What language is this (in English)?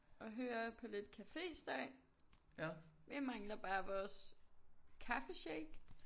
Danish